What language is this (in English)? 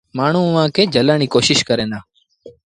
Sindhi Bhil